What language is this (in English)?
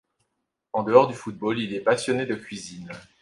French